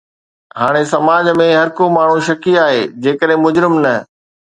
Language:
Sindhi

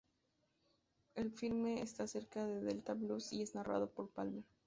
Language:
Spanish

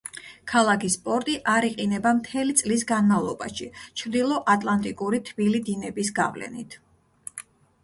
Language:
Georgian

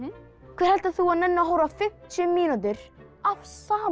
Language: Icelandic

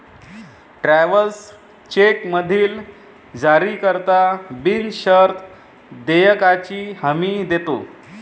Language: Marathi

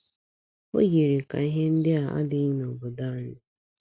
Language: Igbo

